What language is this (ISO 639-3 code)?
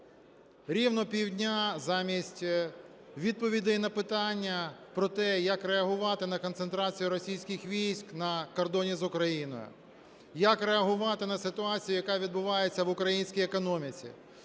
ukr